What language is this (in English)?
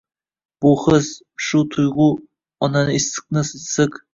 Uzbek